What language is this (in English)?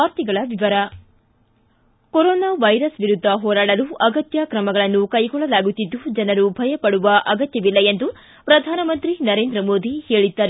Kannada